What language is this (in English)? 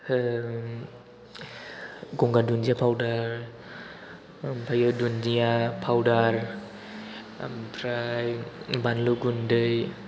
Bodo